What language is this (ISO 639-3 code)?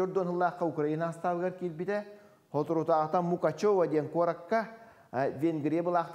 tur